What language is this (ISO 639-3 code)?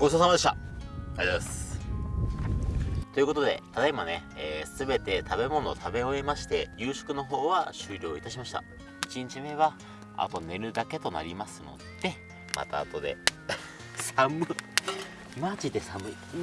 jpn